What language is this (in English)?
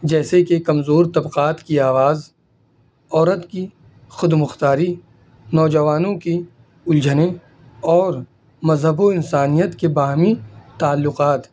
Urdu